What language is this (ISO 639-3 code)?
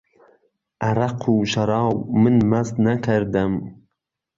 ckb